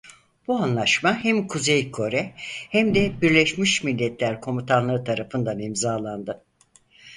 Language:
Turkish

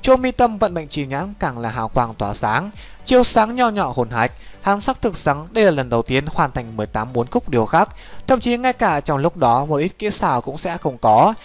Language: Vietnamese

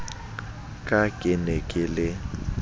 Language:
Southern Sotho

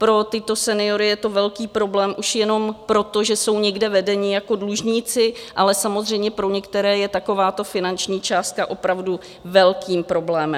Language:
Czech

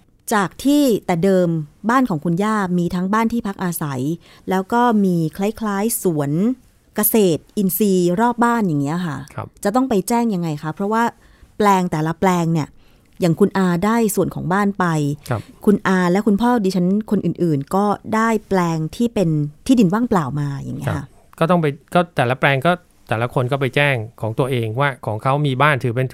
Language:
Thai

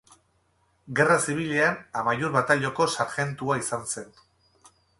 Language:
Basque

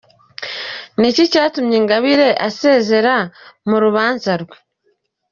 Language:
Kinyarwanda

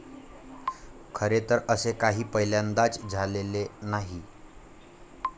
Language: Marathi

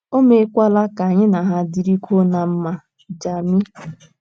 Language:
Igbo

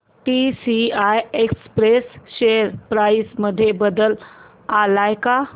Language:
Marathi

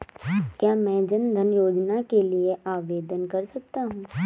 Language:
Hindi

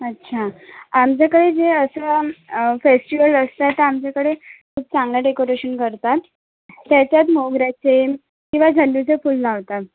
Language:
Marathi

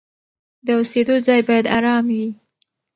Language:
Pashto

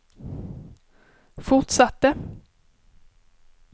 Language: Swedish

